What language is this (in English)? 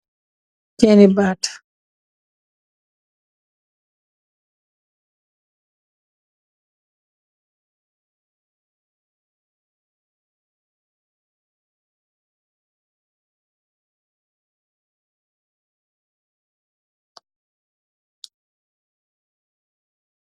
Wolof